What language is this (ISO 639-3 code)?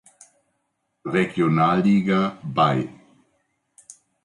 deu